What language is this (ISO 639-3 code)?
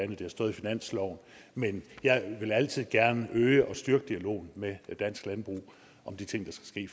dan